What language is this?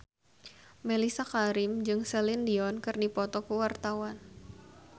Sundanese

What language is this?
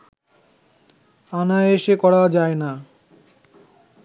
Bangla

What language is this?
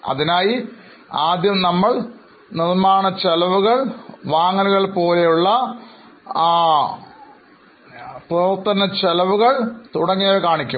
Malayalam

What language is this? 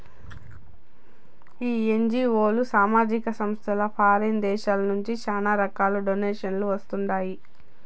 Telugu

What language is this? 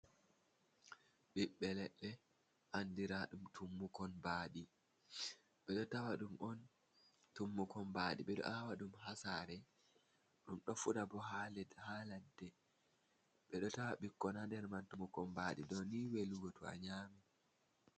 Fula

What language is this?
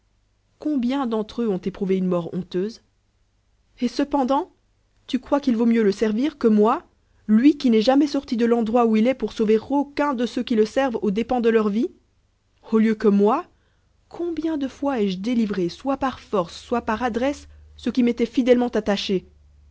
French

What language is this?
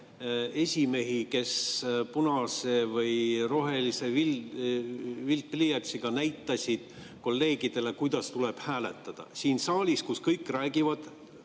Estonian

